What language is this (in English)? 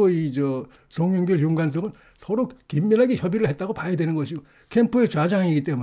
Korean